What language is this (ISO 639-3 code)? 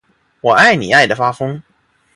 zho